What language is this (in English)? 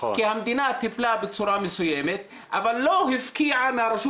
Hebrew